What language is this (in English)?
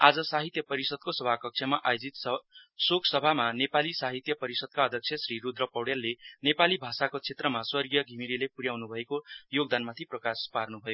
Nepali